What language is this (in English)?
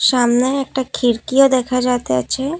Bangla